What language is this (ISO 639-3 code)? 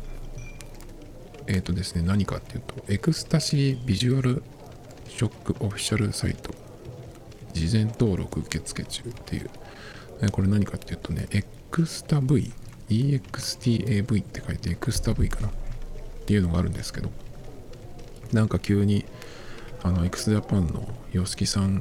jpn